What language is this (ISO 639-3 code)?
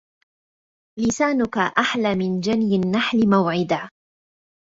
ara